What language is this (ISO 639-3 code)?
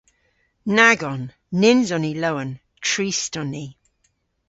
cor